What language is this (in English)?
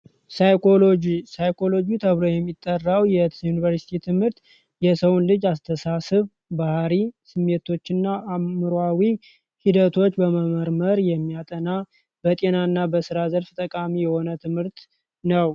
Amharic